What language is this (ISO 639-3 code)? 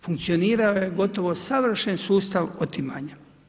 hrv